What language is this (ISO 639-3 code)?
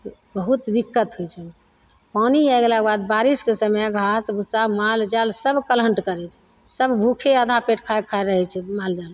mai